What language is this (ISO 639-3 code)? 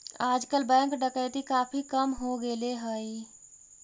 mag